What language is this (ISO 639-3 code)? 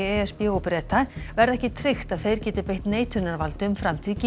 isl